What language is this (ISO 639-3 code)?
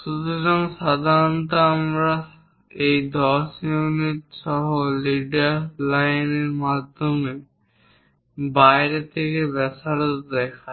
ben